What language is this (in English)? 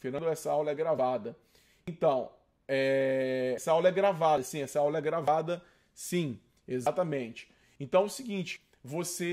Portuguese